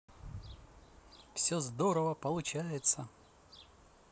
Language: Russian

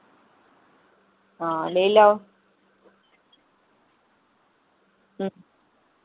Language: Dogri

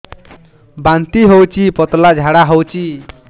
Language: Odia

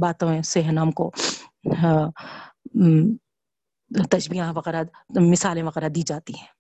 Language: Urdu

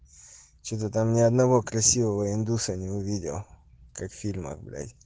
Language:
Russian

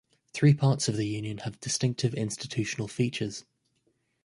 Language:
English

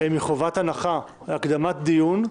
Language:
Hebrew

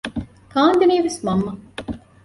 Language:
Divehi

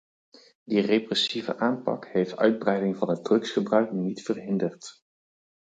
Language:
Dutch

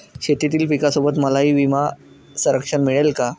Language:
Marathi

